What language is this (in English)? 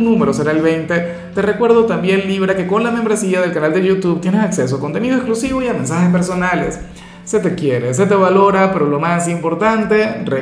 Spanish